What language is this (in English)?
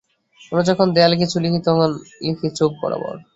Bangla